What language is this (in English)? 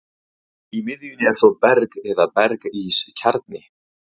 Icelandic